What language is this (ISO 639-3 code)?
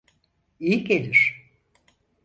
tur